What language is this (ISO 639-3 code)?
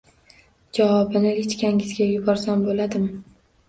uzb